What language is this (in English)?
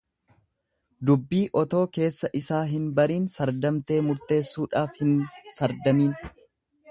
Oromo